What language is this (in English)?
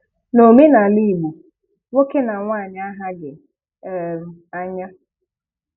Igbo